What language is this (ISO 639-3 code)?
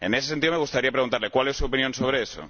spa